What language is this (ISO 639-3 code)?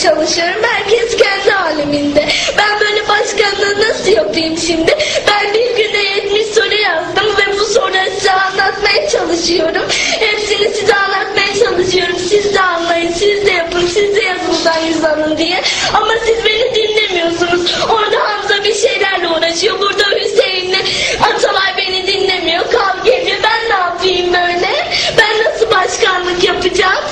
tur